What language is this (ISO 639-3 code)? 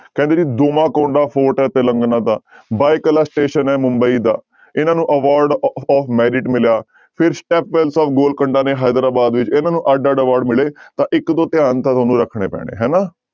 pan